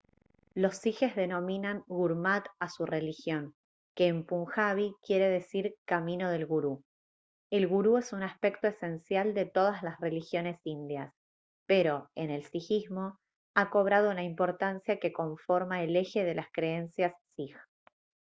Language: Spanish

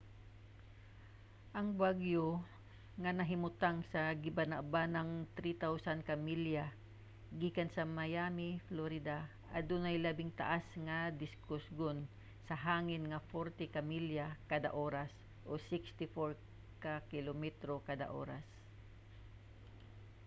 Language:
Cebuano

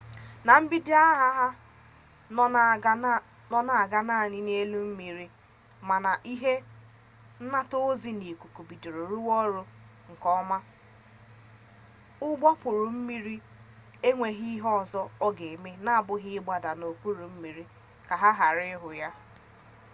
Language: Igbo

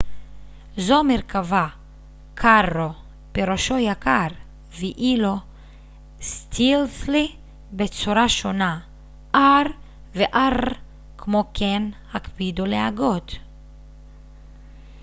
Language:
Hebrew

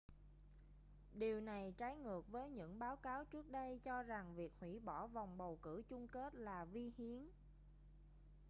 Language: Vietnamese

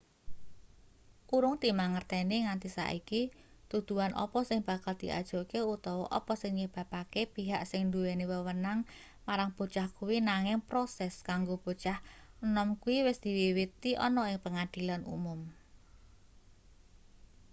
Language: Javanese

